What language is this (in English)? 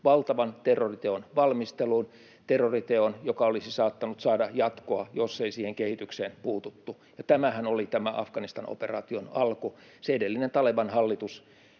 Finnish